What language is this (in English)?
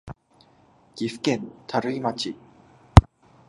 Japanese